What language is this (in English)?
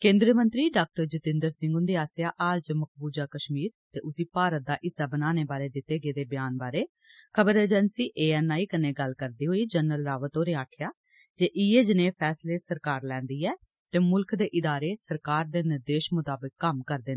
Dogri